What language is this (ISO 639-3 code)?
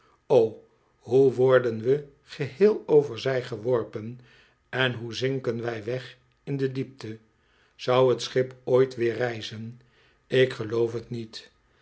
nld